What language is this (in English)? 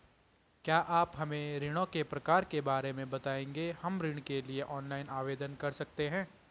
Hindi